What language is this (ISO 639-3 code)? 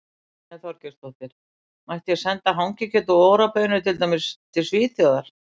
isl